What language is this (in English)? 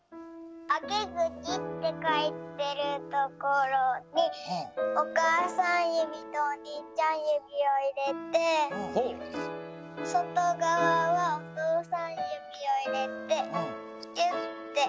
Japanese